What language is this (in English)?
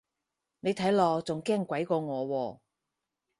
Cantonese